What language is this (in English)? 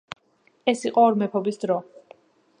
Georgian